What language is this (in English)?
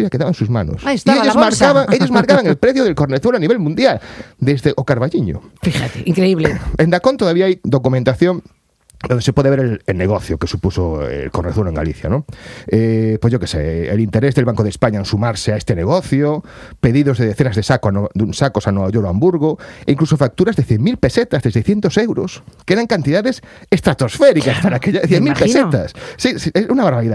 Spanish